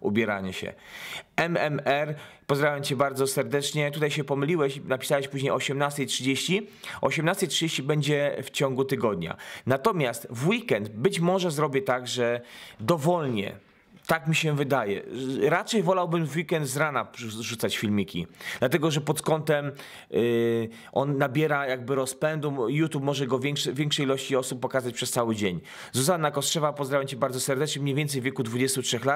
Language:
Polish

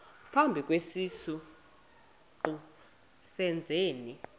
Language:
Xhosa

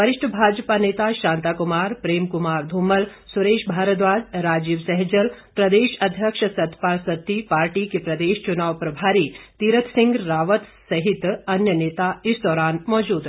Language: Hindi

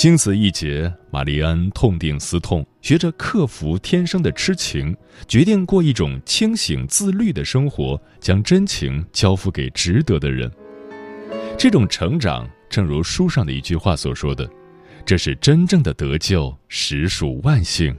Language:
Chinese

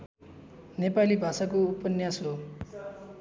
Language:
Nepali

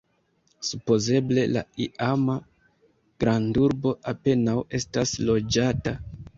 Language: Esperanto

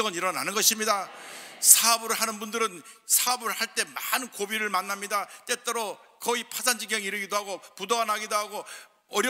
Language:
Korean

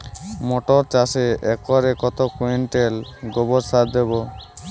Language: Bangla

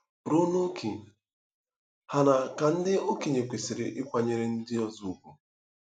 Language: Igbo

